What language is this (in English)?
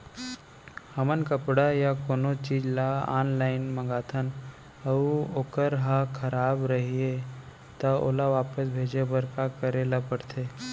Chhattisgarhi